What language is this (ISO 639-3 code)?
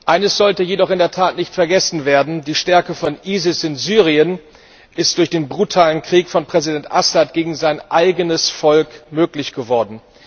deu